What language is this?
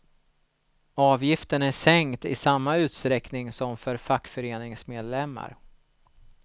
Swedish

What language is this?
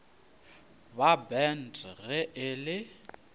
Northern Sotho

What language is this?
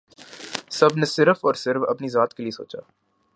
Urdu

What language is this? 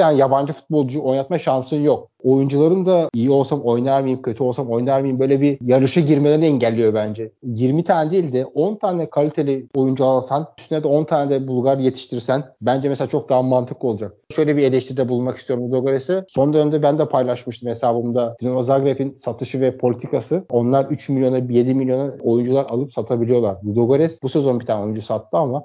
Turkish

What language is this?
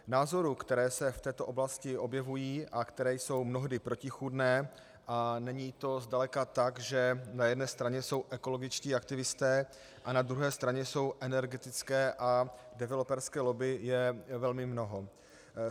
Czech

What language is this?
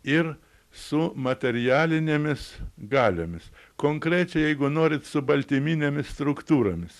Lithuanian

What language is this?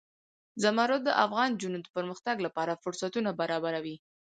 Pashto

